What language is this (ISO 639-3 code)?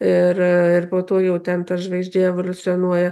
lit